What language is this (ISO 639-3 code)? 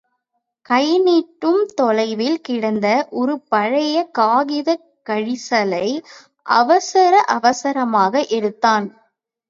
tam